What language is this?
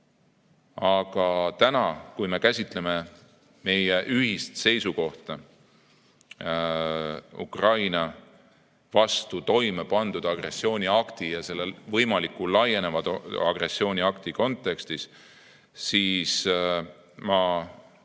Estonian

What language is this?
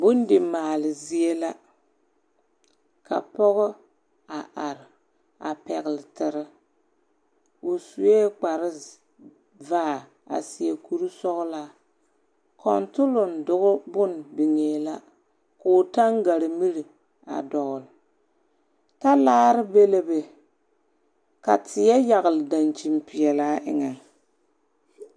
Southern Dagaare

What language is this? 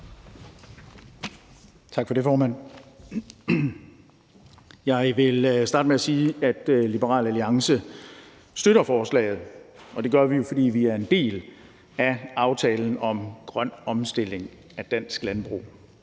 Danish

